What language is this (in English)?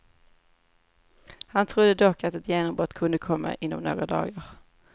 Swedish